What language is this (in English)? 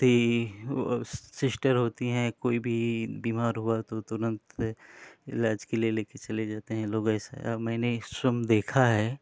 Hindi